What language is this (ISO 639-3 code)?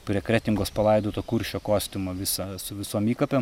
lit